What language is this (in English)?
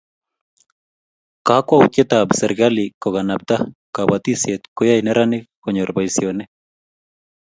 Kalenjin